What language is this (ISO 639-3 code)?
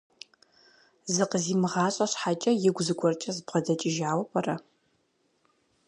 kbd